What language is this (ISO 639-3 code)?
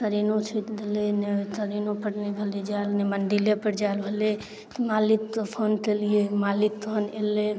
mai